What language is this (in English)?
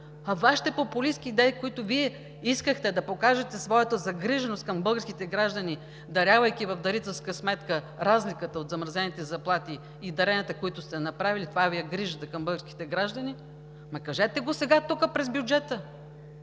Bulgarian